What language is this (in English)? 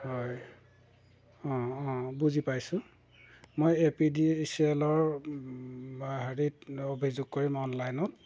Assamese